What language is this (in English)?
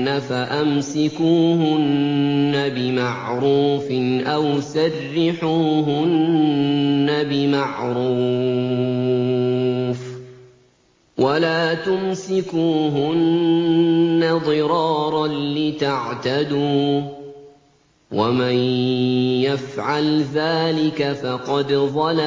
Arabic